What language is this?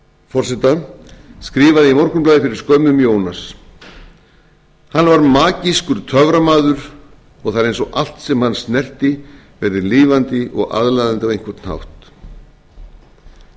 Icelandic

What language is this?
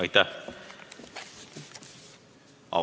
Estonian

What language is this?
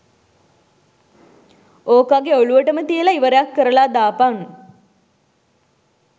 Sinhala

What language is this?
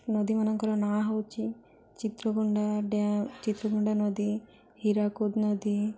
Odia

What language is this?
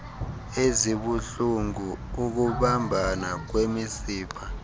Xhosa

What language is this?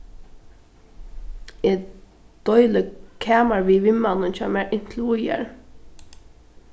Faroese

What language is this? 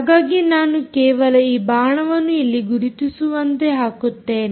Kannada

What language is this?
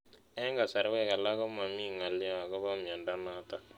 Kalenjin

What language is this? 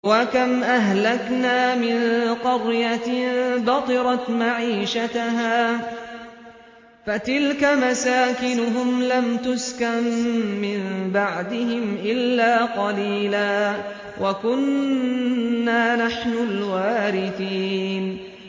Arabic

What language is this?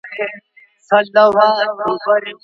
Pashto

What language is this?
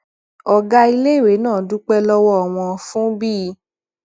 Yoruba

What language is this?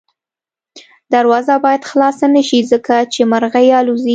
Pashto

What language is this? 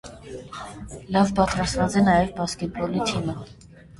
Armenian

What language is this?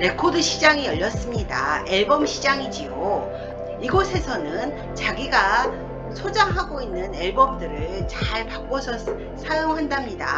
Korean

